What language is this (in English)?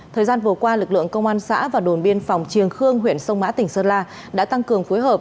Vietnamese